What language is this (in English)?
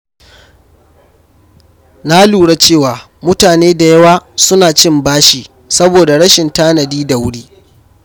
Hausa